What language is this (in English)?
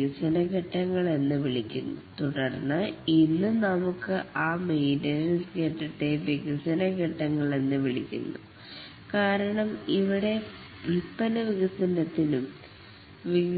Malayalam